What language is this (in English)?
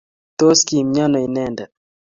Kalenjin